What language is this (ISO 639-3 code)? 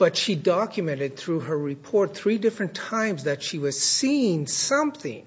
eng